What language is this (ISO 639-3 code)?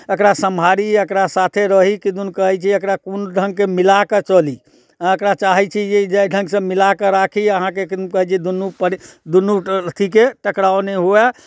mai